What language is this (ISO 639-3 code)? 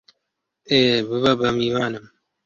ckb